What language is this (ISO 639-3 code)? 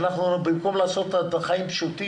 heb